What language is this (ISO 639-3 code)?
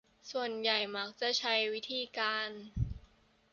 tha